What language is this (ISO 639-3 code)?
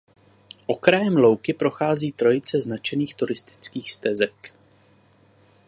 ces